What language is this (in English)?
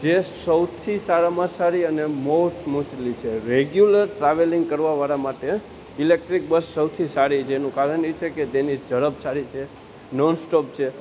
Gujarati